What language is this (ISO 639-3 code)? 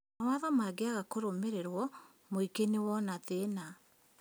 kik